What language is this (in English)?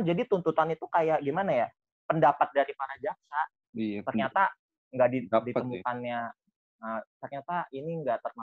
Indonesian